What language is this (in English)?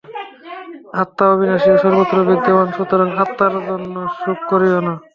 Bangla